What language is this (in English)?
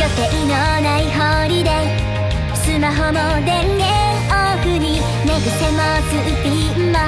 Japanese